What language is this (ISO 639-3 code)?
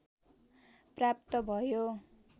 nep